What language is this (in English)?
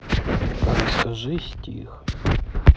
Russian